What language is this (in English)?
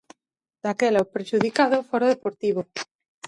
Galician